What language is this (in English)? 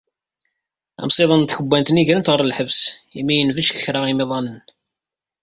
Kabyle